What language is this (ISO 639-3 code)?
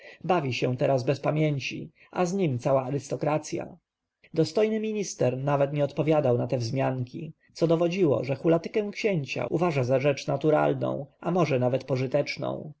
pol